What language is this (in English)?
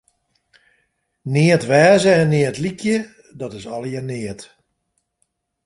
Western Frisian